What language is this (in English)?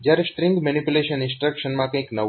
Gujarati